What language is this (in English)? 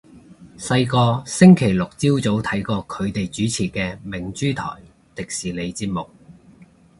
Cantonese